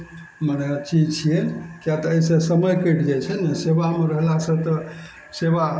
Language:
Maithili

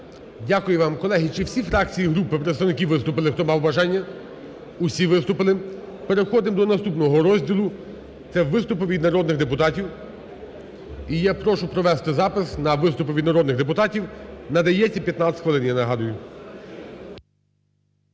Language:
Ukrainian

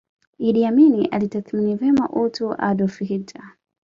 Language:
Swahili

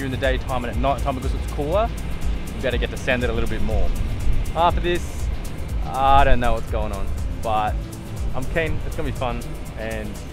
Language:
English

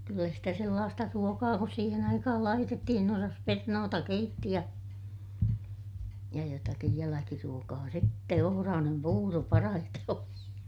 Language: Finnish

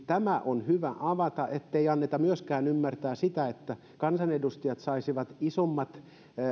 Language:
Finnish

